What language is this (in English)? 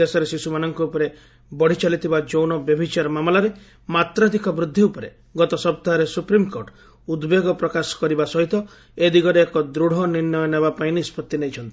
Odia